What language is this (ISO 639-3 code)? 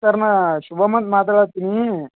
kan